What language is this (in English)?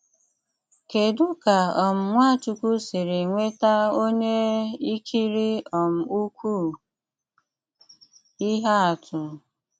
Igbo